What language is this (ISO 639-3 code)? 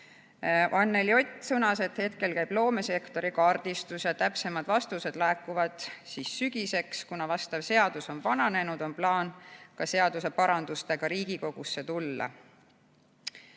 est